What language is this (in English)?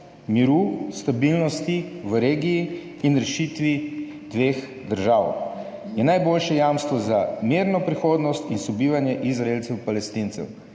Slovenian